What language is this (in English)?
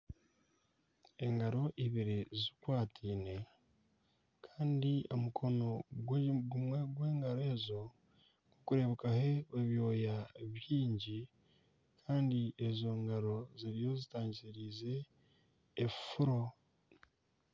Nyankole